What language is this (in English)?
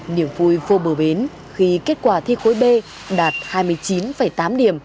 Vietnamese